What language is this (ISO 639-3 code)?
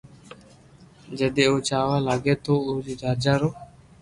lrk